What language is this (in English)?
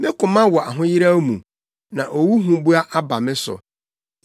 Akan